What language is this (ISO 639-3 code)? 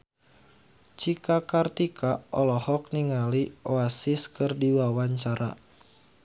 sun